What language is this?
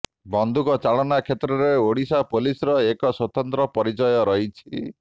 Odia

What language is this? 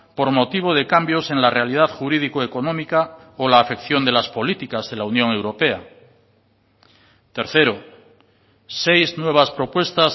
Spanish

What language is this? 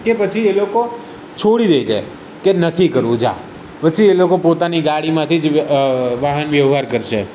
Gujarati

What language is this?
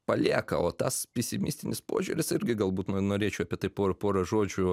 Lithuanian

